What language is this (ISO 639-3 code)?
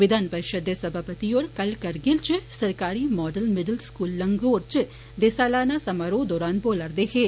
doi